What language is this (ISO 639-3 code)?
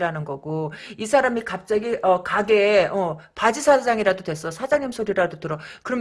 kor